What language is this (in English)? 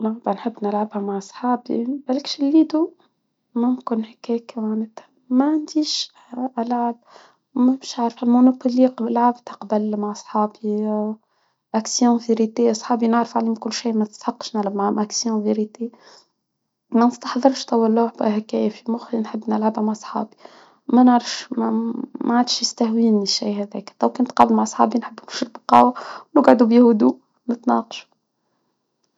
Tunisian Arabic